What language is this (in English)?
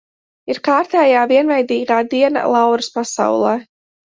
Latvian